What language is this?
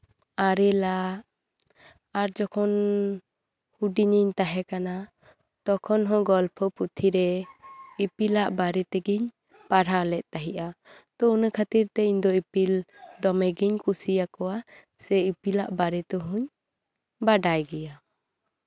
Santali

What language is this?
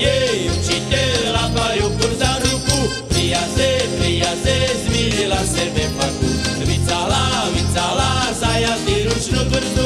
Slovak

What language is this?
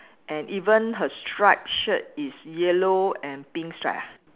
English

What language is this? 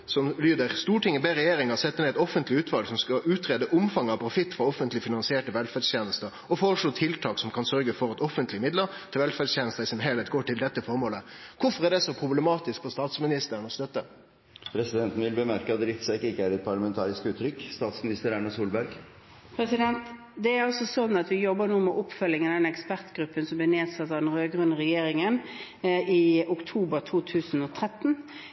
Norwegian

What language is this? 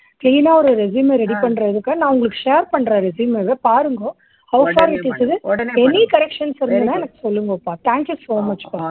Tamil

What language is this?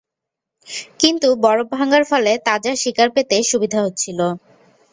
Bangla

